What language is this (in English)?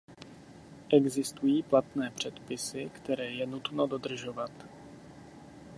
Czech